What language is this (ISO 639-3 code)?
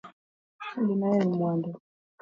luo